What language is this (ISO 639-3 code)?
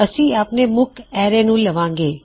pan